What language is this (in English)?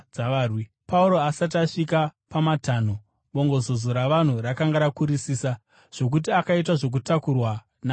Shona